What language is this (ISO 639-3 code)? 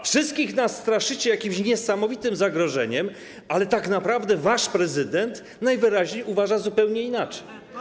pol